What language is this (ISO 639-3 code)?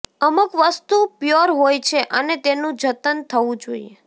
guj